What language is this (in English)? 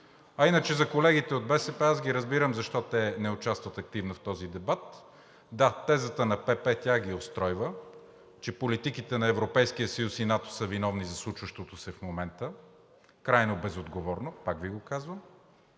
Bulgarian